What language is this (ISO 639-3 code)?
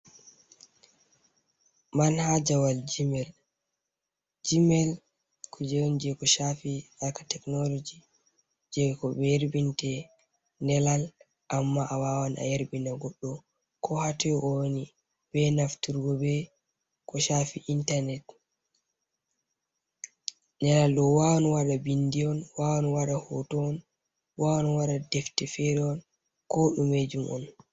ful